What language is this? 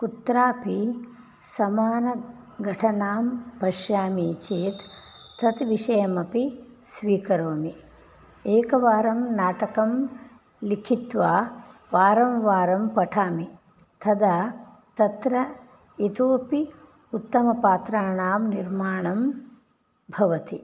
Sanskrit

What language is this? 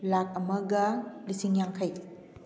Manipuri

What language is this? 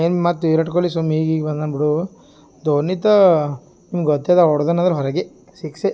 Kannada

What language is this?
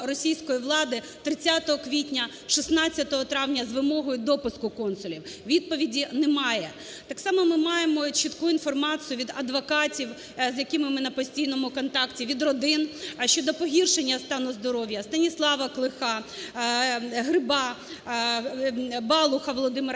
Ukrainian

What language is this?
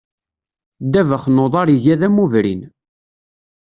Kabyle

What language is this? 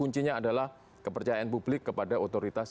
Indonesian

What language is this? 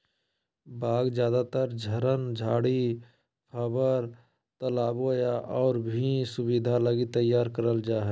Magahi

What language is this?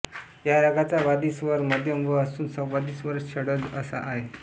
Marathi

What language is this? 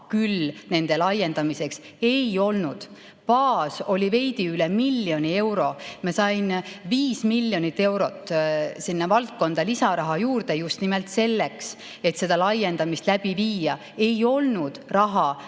Estonian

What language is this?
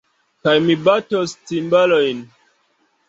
Esperanto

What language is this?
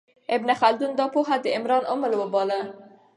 Pashto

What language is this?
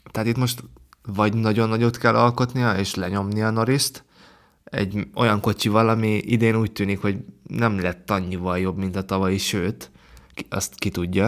Hungarian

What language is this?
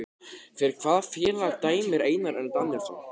Icelandic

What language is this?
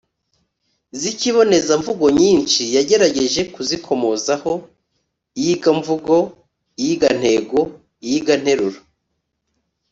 Kinyarwanda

